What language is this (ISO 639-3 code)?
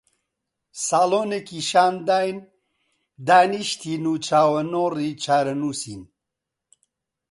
ckb